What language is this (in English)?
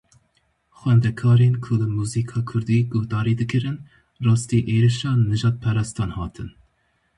Kurdish